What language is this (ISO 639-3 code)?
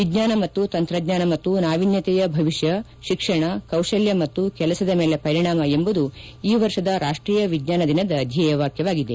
kan